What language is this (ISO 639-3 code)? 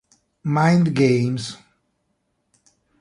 ita